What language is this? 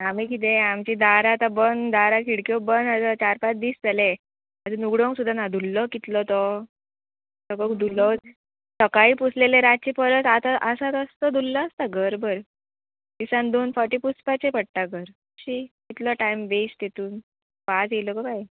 Konkani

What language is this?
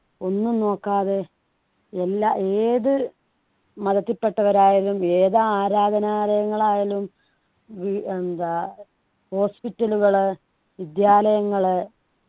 Malayalam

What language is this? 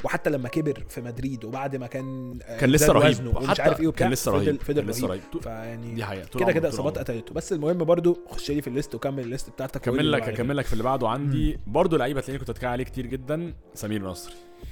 Arabic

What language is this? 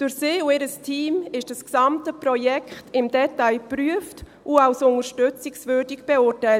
Swiss German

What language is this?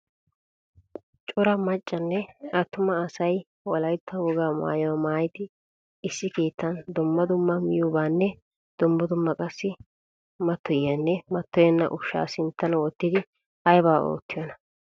Wolaytta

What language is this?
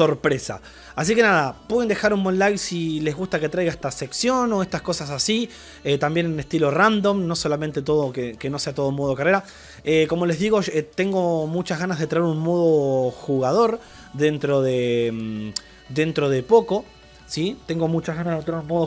Spanish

